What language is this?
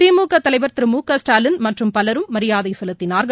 Tamil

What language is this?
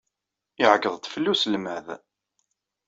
Kabyle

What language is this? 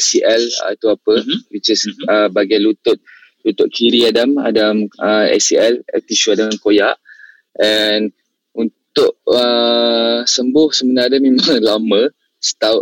Malay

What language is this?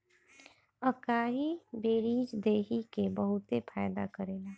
Bhojpuri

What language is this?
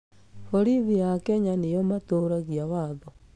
Kikuyu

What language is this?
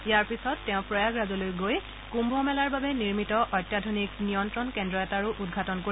Assamese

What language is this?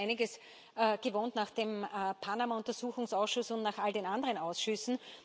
German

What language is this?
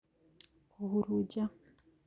Kikuyu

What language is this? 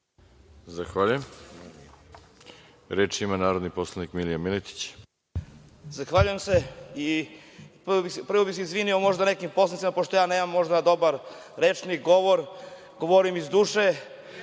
Serbian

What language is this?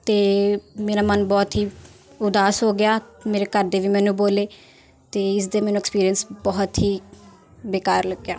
Punjabi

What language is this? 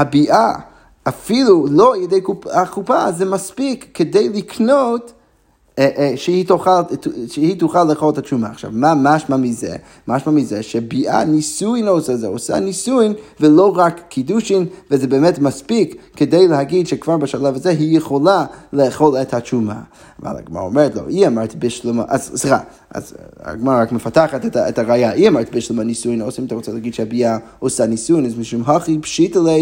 Hebrew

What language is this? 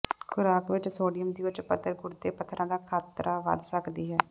Punjabi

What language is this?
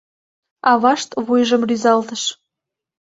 Mari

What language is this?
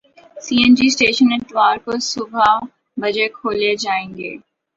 Urdu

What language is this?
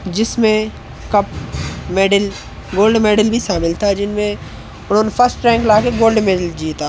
Hindi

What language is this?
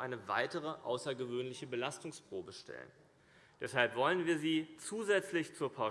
German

